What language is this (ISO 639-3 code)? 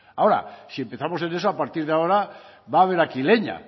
spa